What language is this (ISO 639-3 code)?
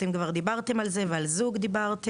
heb